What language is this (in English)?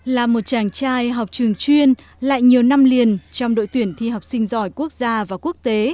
Vietnamese